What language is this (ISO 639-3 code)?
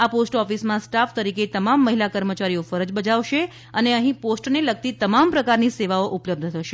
guj